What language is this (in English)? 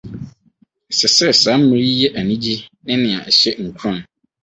Akan